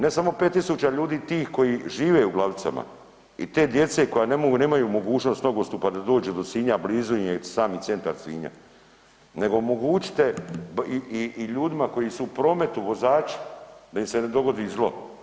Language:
Croatian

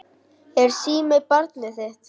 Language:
Icelandic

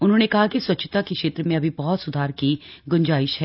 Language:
Hindi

